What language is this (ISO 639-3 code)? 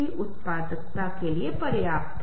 hin